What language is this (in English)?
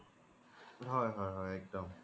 Assamese